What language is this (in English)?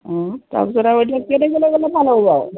Assamese